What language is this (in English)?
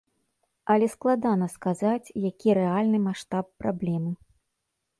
Belarusian